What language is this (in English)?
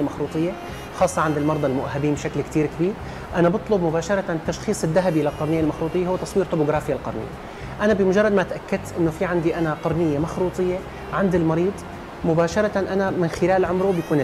Arabic